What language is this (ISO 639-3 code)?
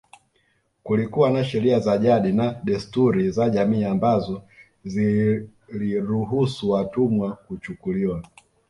swa